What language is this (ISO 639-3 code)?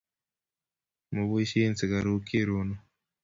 kln